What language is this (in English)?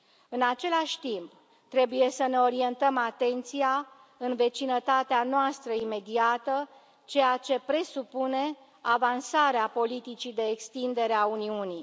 Romanian